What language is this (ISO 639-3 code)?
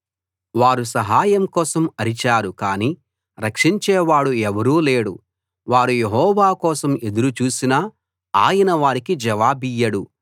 tel